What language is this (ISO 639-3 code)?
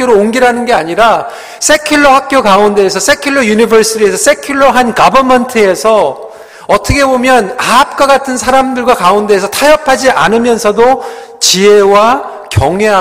kor